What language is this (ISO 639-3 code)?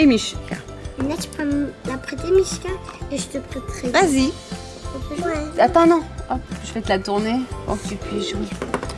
fra